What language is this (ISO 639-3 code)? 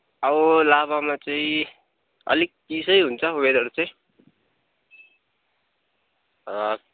nep